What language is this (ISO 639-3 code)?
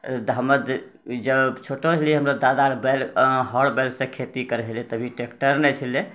mai